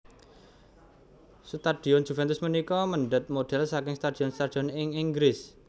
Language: Javanese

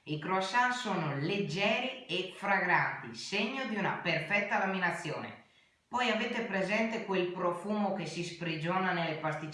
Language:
Italian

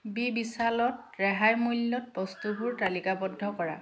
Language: Assamese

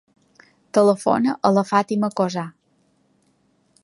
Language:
Catalan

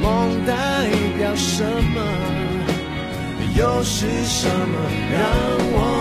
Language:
Chinese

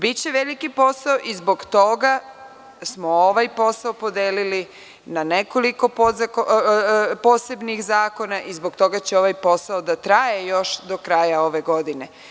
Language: Serbian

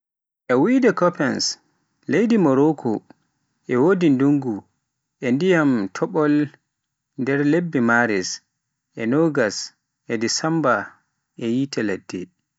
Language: Pular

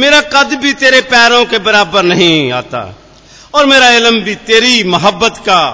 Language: Hindi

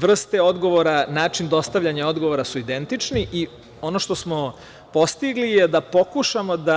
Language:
Serbian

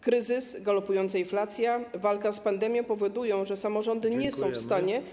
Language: Polish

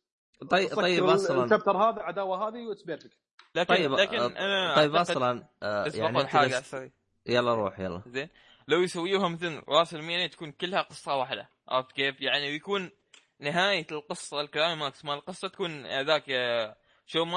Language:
Arabic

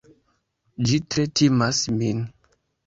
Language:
Esperanto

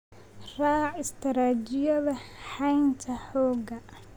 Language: Somali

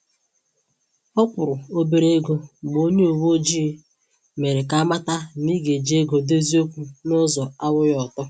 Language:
Igbo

